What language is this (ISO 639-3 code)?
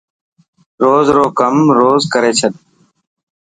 mki